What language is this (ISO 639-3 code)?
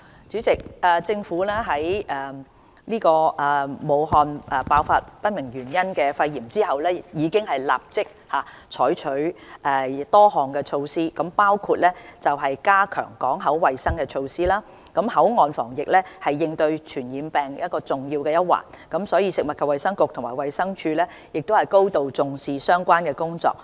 yue